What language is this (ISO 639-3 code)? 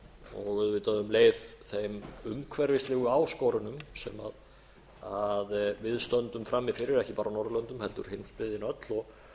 isl